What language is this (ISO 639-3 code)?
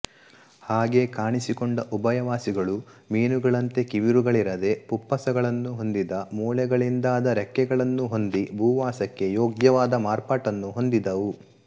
kan